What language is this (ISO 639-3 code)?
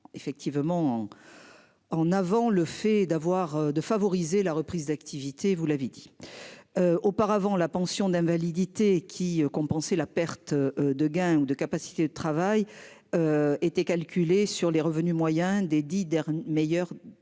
fra